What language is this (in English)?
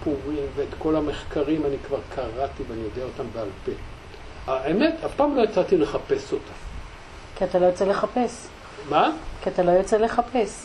Hebrew